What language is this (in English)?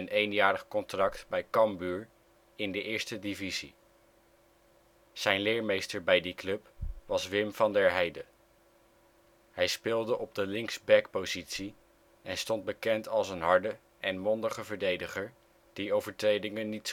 Dutch